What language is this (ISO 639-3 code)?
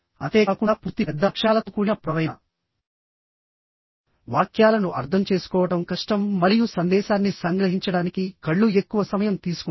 tel